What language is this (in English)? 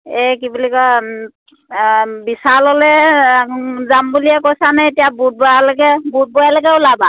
Assamese